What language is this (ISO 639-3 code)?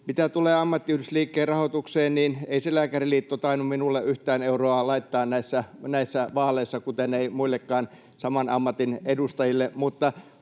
fin